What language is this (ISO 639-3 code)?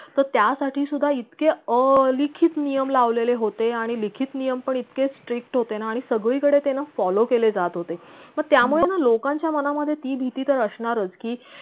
mar